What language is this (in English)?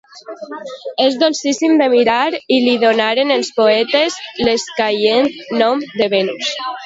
Catalan